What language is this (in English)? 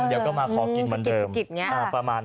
Thai